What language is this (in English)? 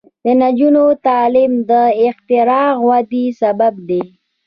Pashto